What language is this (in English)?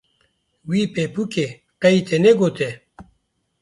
Kurdish